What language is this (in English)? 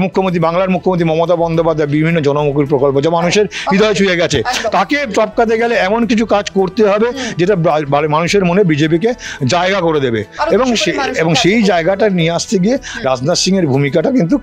Bangla